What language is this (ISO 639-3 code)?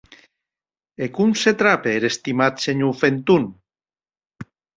oci